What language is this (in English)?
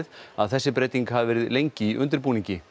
Icelandic